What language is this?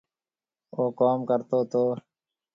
Marwari (Pakistan)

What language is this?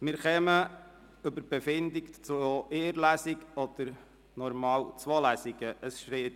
Swiss German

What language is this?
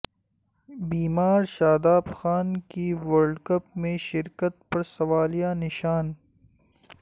Urdu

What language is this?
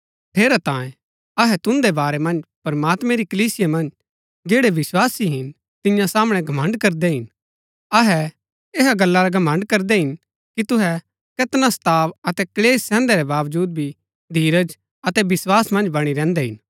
Gaddi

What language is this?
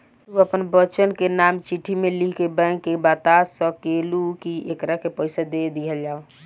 Bhojpuri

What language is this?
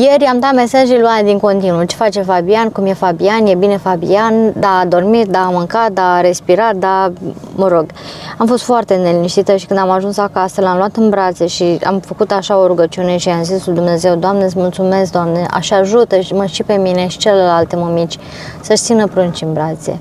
Romanian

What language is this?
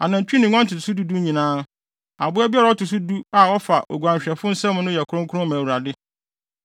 Akan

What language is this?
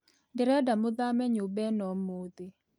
Kikuyu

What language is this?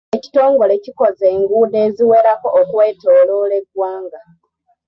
Ganda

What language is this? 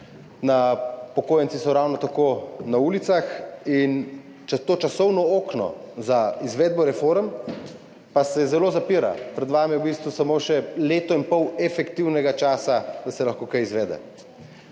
Slovenian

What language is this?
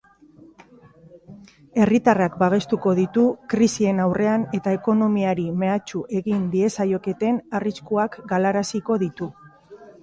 Basque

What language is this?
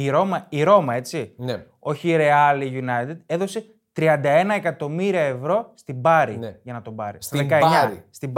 Greek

